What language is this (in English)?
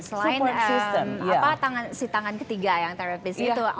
Indonesian